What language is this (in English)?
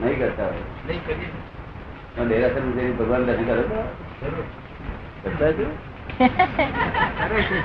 Gujarati